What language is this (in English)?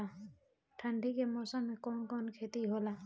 Bhojpuri